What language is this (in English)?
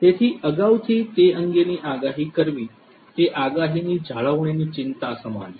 Gujarati